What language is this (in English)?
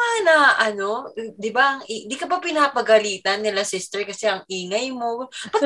Filipino